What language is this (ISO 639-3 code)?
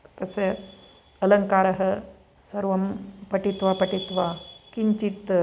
san